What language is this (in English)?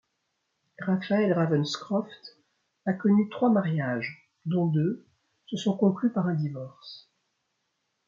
French